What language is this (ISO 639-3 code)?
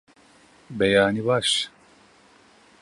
kur